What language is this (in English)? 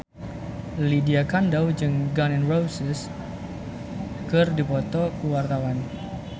Sundanese